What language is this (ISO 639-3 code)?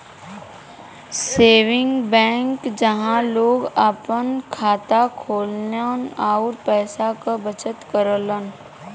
bho